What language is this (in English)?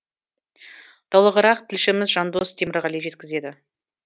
Kazakh